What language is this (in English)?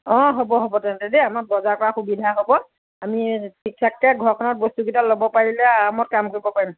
Assamese